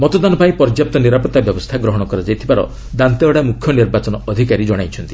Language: Odia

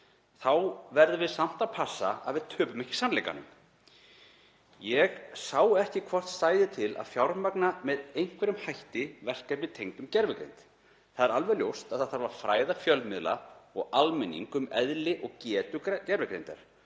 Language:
Icelandic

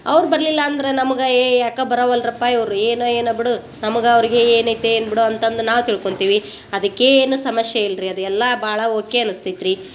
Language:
Kannada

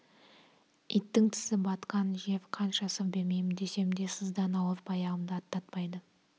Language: Kazakh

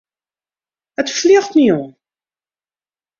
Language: Western Frisian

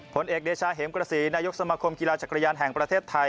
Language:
Thai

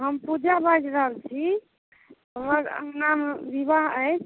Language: Maithili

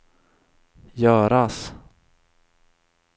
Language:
Swedish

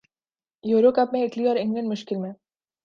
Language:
Urdu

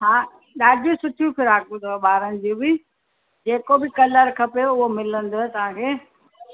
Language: Sindhi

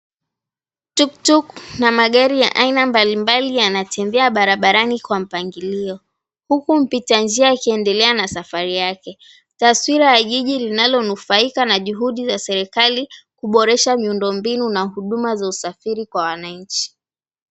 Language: Swahili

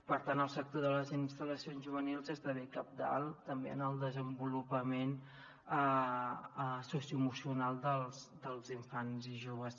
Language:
Catalan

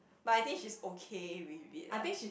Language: English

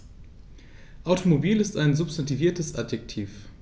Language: German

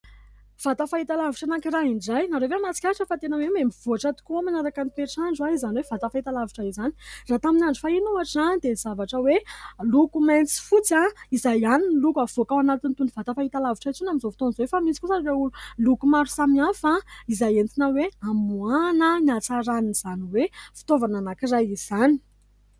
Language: Malagasy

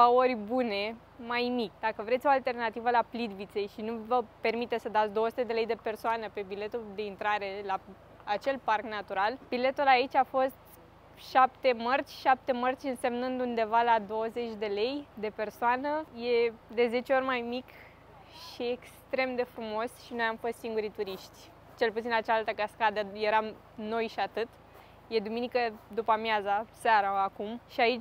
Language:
Romanian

